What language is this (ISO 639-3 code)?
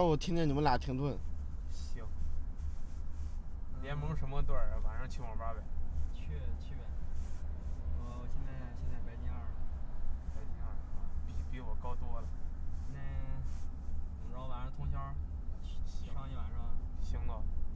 zho